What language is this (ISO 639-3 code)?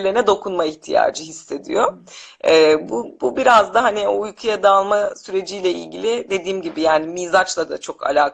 tur